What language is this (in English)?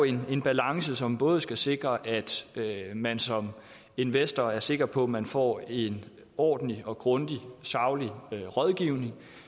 Danish